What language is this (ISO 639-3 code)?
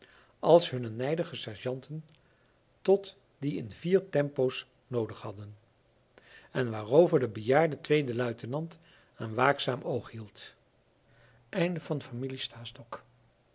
nld